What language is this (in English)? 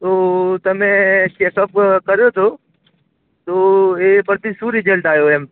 Gujarati